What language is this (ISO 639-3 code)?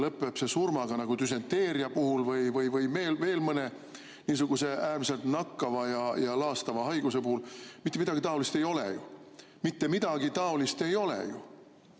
est